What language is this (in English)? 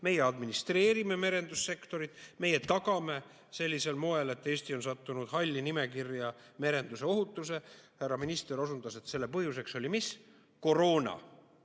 Estonian